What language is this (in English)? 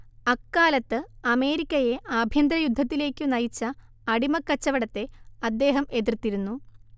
Malayalam